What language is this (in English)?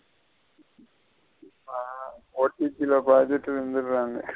Tamil